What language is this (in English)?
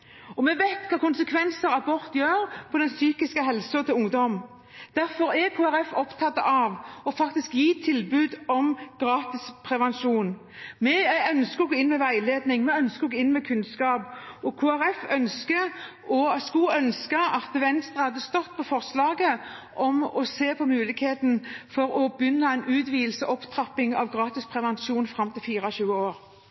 Norwegian Bokmål